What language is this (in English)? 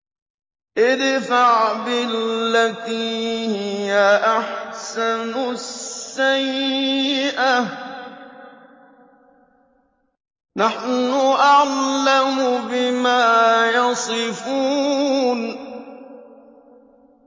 Arabic